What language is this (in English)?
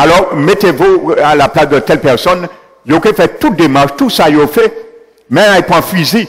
French